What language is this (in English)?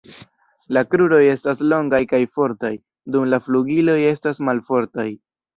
Esperanto